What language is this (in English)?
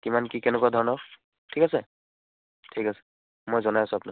Assamese